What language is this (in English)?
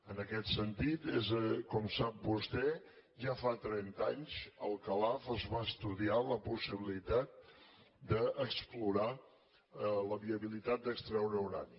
Catalan